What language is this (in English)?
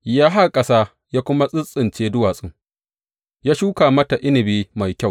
Hausa